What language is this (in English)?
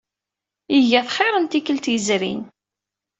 Kabyle